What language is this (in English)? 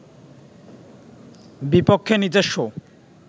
Bangla